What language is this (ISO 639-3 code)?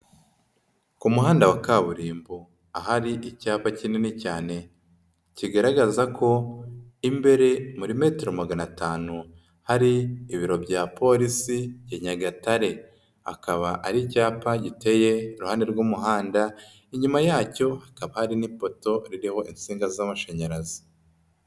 kin